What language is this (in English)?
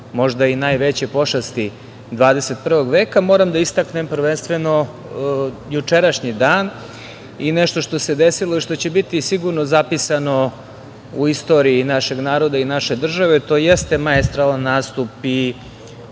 Serbian